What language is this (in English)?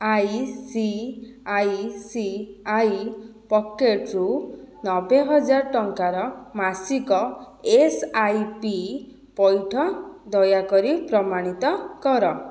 Odia